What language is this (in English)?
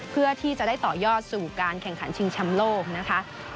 Thai